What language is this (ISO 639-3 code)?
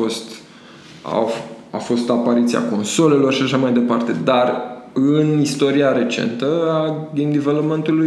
ron